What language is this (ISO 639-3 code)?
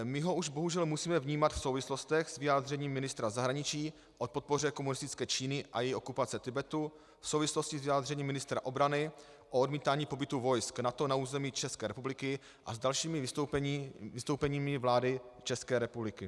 ces